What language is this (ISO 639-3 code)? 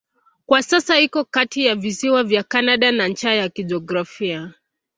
swa